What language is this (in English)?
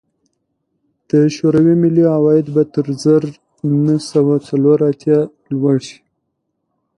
Pashto